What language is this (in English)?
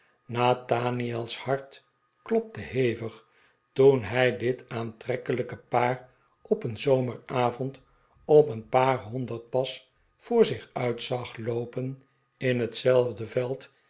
Dutch